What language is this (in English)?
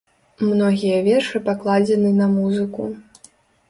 Belarusian